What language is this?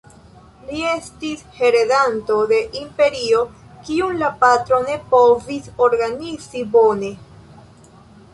Esperanto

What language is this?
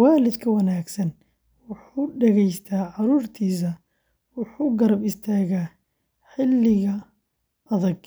Somali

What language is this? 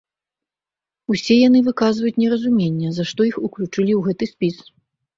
Belarusian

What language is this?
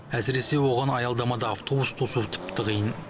Kazakh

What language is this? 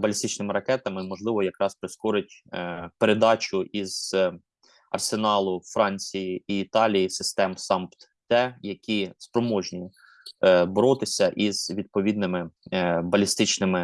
Ukrainian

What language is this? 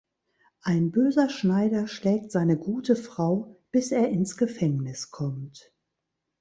German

